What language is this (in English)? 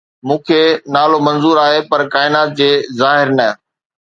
Sindhi